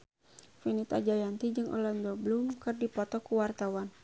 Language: Sundanese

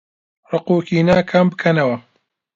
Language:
Central Kurdish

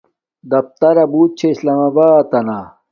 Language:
Domaaki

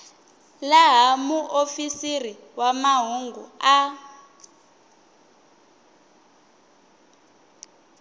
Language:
Tsonga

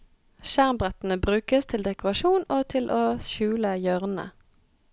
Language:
Norwegian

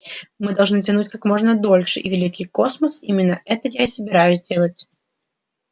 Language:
Russian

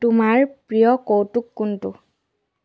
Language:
Assamese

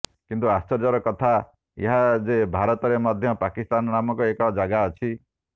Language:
Odia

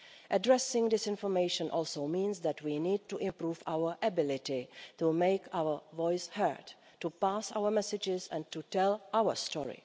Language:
English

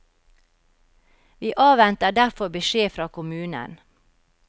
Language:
Norwegian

